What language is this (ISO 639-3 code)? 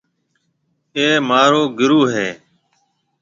mve